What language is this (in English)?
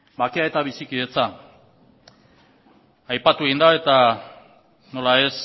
Basque